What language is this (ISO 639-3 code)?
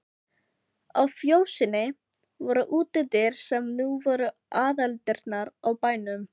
isl